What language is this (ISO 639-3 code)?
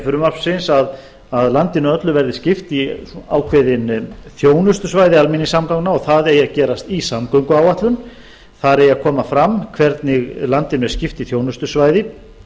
isl